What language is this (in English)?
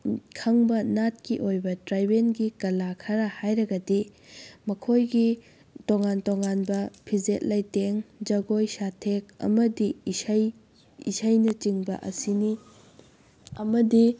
Manipuri